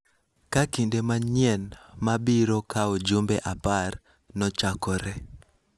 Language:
Luo (Kenya and Tanzania)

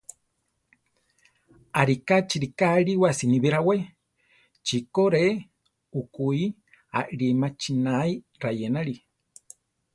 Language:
Central Tarahumara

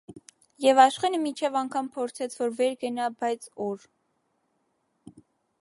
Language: Armenian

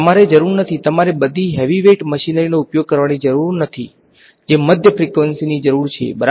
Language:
Gujarati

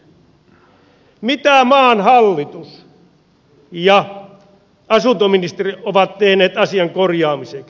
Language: Finnish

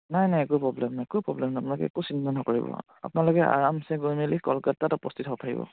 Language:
Assamese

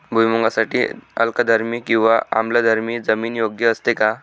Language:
Marathi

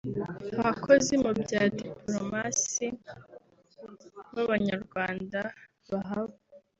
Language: Kinyarwanda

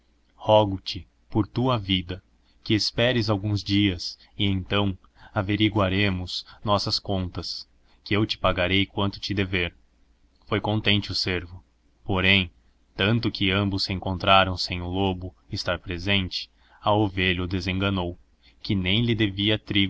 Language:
Portuguese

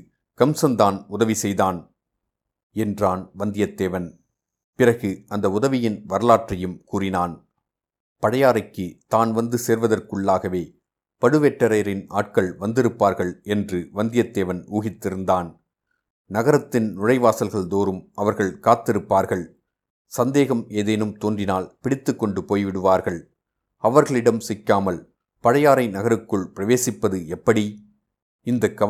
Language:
Tamil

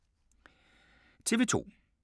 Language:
Danish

